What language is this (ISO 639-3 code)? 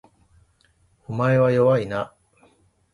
jpn